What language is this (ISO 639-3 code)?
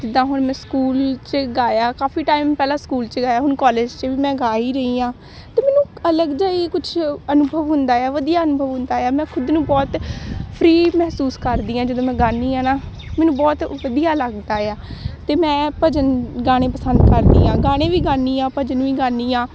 pan